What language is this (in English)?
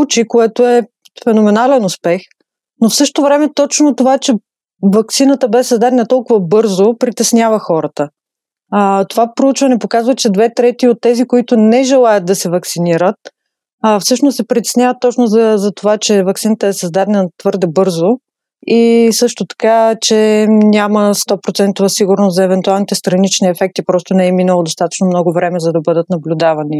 Bulgarian